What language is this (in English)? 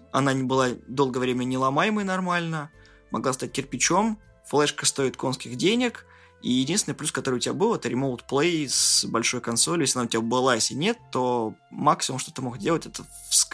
Russian